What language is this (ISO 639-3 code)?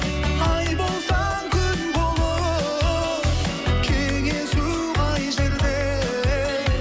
kaz